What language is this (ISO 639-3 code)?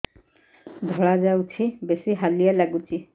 ori